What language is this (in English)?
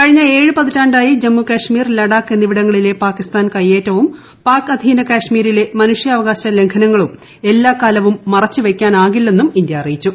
Malayalam